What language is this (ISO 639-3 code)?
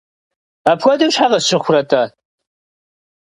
kbd